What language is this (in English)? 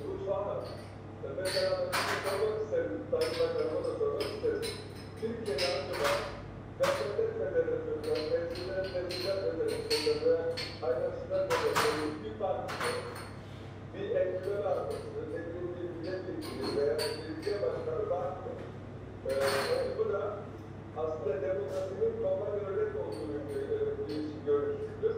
Turkish